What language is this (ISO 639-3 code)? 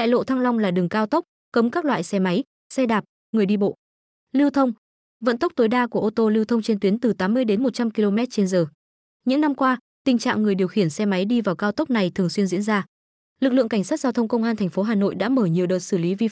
vie